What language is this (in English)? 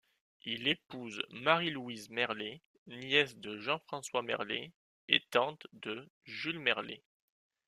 French